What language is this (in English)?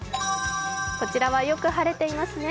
Japanese